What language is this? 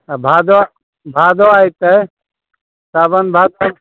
Maithili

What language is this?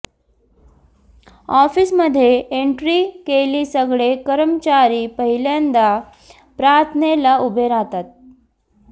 Marathi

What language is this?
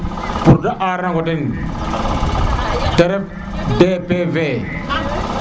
Serer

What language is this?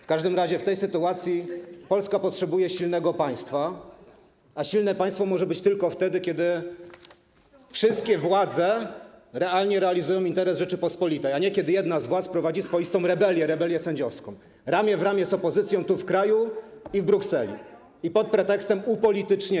Polish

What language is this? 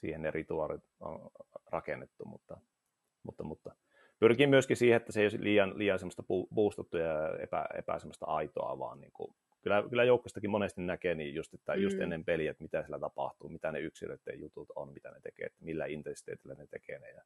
Finnish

